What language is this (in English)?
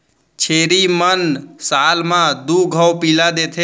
Chhattisgarhi